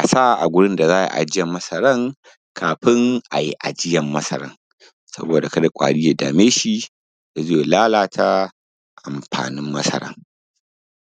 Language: Hausa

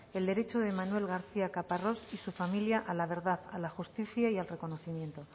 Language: Spanish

